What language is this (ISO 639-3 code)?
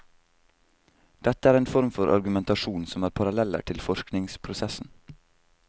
nor